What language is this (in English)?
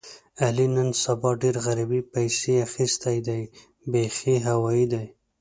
Pashto